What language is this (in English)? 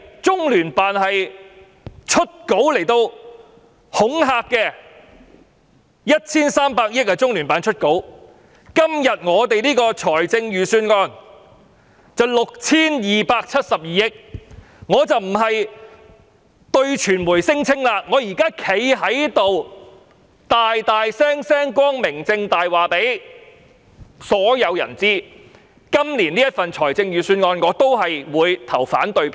Cantonese